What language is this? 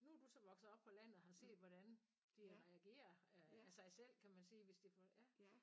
Danish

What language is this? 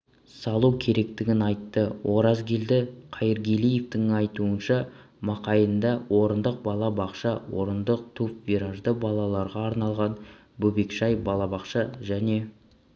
Kazakh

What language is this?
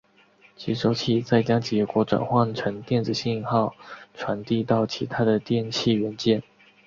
Chinese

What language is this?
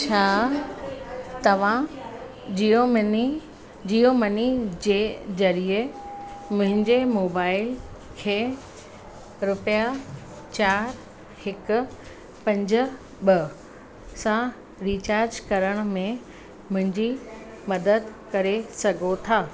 Sindhi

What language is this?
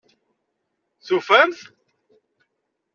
Kabyle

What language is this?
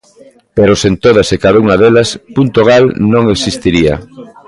Galician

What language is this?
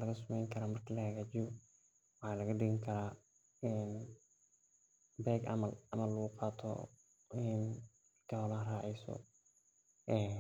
Somali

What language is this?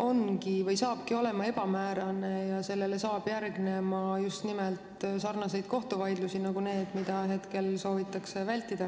Estonian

